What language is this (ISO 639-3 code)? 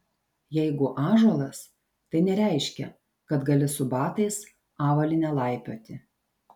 lit